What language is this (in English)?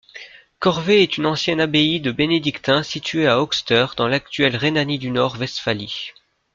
French